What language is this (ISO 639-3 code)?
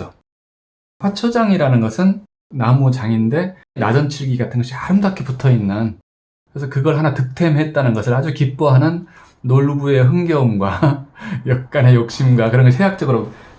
kor